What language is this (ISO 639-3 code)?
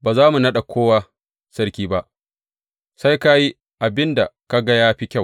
hau